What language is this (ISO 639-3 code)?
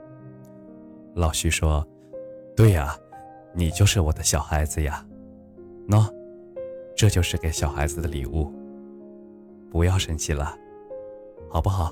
zho